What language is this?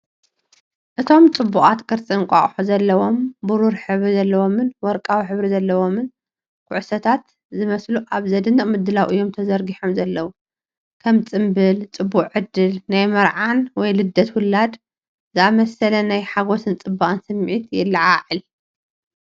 Tigrinya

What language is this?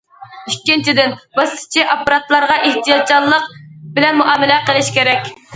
Uyghur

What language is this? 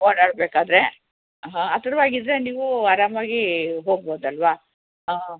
Kannada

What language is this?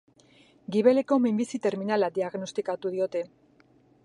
Basque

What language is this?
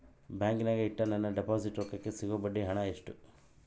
Kannada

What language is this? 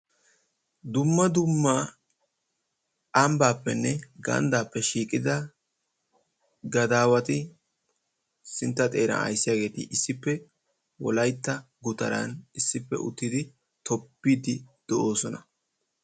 Wolaytta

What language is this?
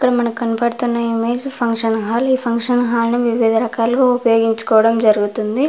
Telugu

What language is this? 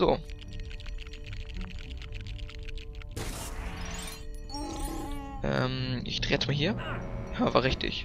German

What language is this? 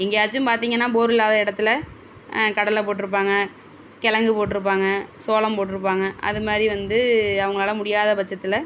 Tamil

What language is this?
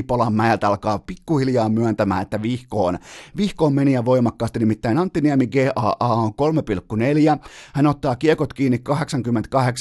Finnish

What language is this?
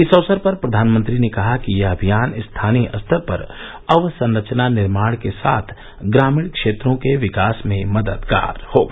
Hindi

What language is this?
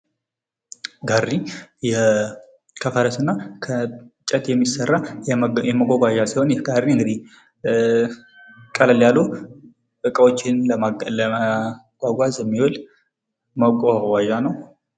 Amharic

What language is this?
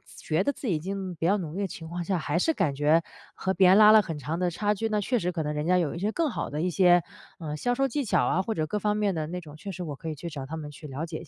Chinese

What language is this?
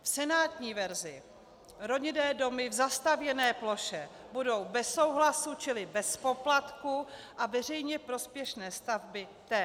Czech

